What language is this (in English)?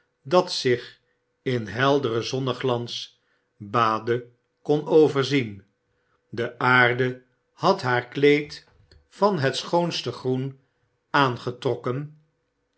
Dutch